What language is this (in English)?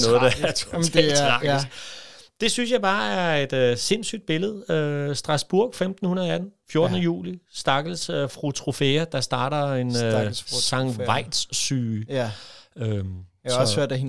Danish